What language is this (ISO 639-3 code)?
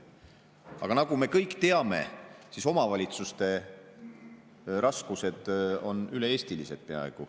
est